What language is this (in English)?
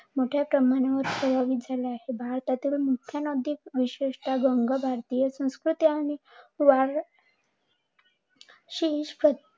Marathi